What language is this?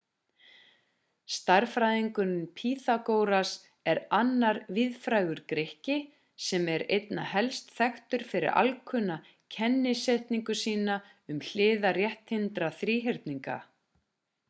Icelandic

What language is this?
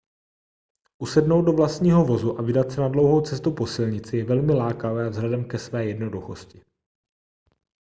Czech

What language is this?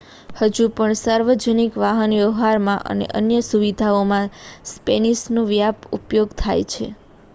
Gujarati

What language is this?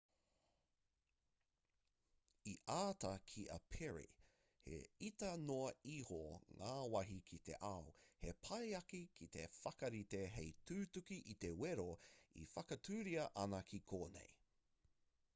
Māori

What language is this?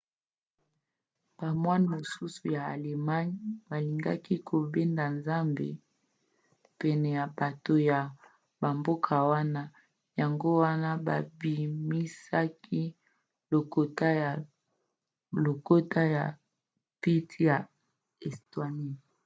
Lingala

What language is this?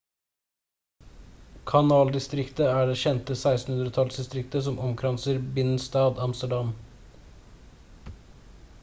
Norwegian Bokmål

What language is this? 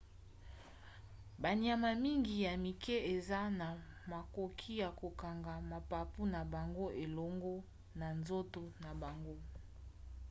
Lingala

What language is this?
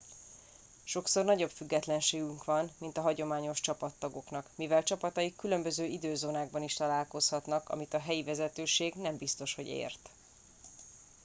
Hungarian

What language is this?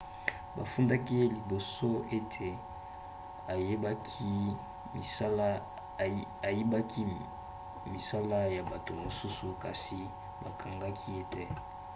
Lingala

